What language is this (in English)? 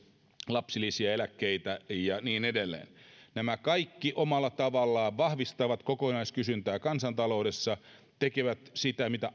Finnish